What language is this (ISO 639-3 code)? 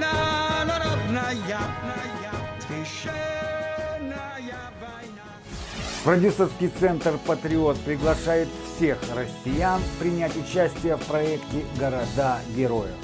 rus